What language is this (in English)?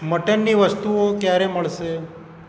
Gujarati